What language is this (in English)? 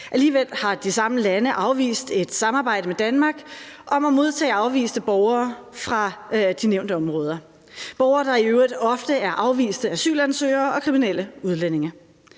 Danish